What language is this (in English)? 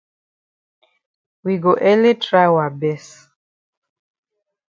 Cameroon Pidgin